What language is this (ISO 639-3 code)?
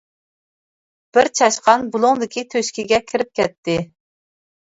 uig